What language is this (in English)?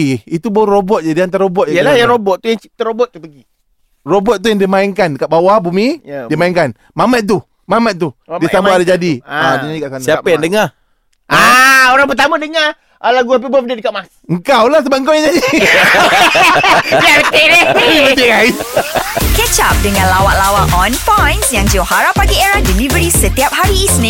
Malay